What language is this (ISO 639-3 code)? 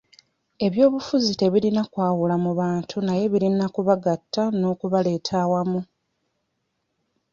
lug